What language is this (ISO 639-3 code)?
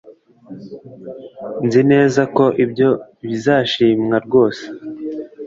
kin